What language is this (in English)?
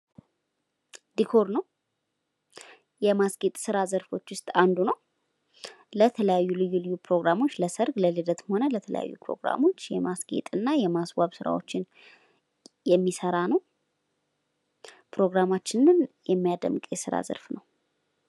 Amharic